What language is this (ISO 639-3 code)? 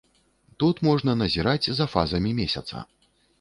bel